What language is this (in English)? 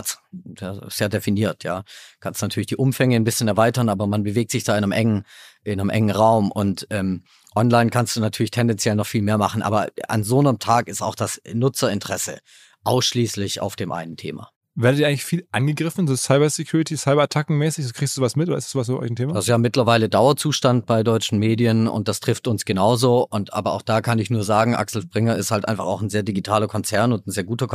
German